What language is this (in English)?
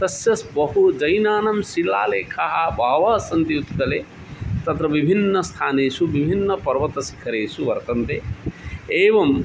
Sanskrit